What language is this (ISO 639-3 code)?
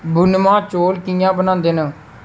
doi